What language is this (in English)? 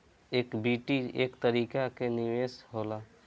Bhojpuri